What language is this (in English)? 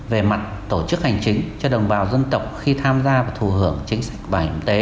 Vietnamese